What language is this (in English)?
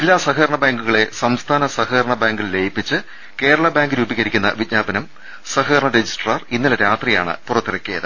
Malayalam